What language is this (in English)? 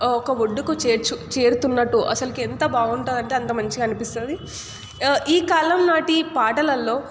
Telugu